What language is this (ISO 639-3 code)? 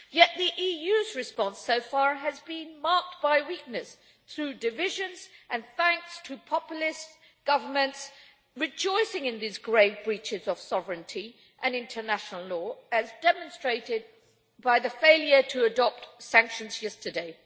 eng